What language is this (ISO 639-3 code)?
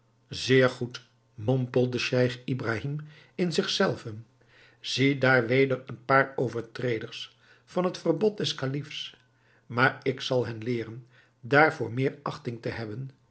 nld